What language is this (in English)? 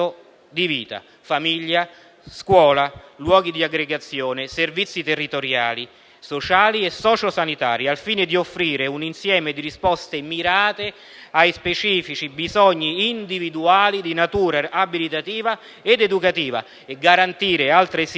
Italian